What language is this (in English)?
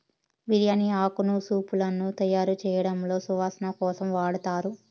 Telugu